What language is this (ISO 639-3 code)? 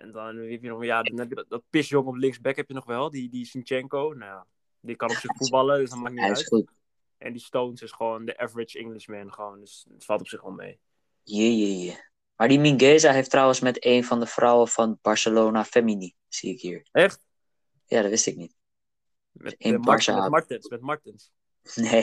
nld